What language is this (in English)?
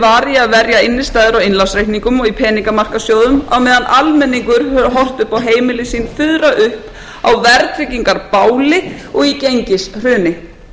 Icelandic